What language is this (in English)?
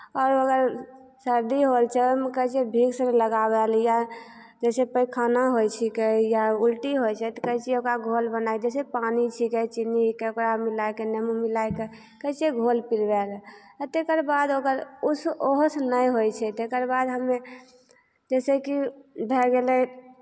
Maithili